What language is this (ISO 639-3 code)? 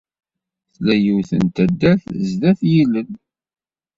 kab